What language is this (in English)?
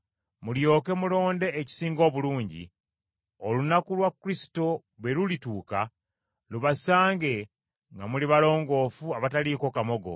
Ganda